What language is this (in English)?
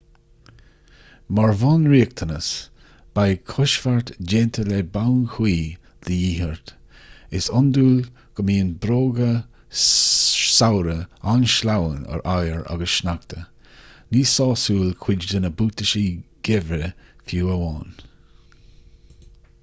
Irish